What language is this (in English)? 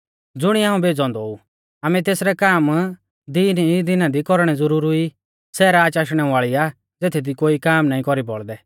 Mahasu Pahari